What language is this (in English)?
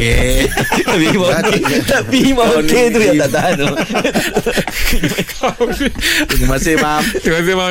Malay